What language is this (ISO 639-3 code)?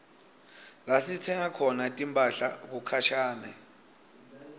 ssw